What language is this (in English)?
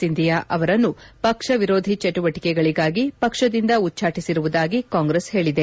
Kannada